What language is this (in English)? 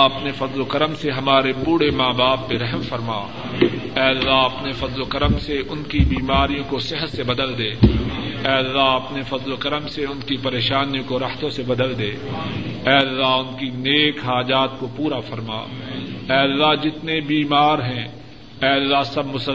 Urdu